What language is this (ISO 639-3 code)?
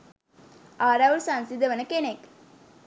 sin